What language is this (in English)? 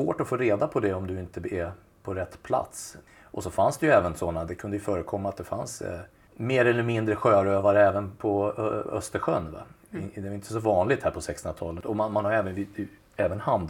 Swedish